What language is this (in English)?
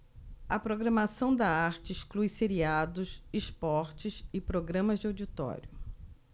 Portuguese